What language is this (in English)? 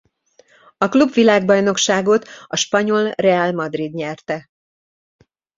Hungarian